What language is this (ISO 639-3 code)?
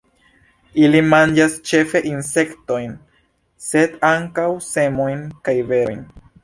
epo